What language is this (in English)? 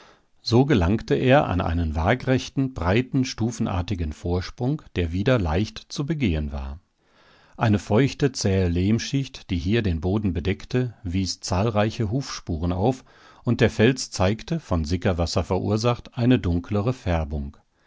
German